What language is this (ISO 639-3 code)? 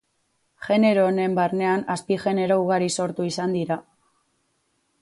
eus